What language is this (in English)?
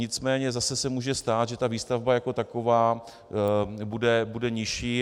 Czech